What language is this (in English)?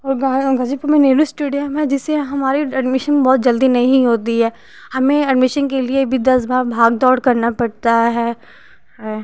Hindi